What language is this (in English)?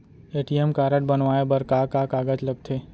Chhattisgarhi